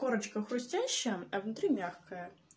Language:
Russian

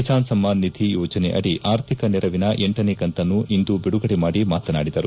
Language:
Kannada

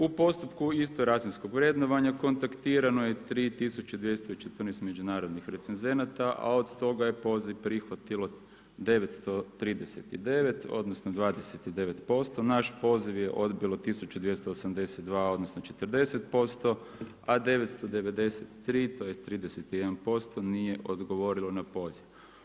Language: Croatian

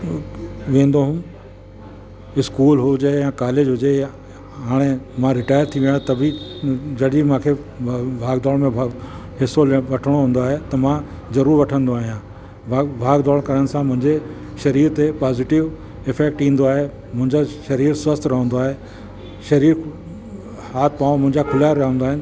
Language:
Sindhi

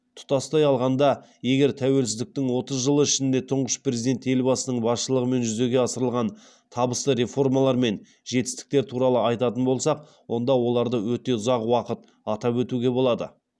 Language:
Kazakh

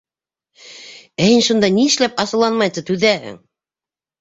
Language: Bashkir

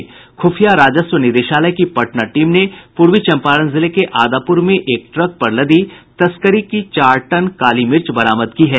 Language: Hindi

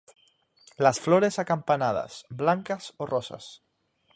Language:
Spanish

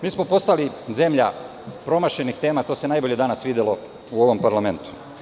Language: Serbian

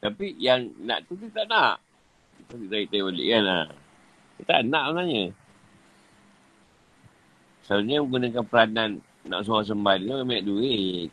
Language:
Malay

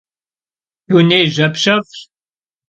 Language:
Kabardian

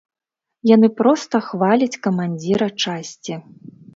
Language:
Belarusian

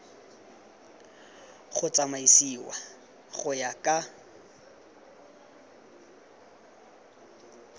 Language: Tswana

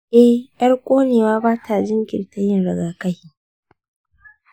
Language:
Hausa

